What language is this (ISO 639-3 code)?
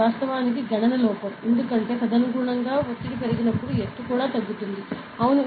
tel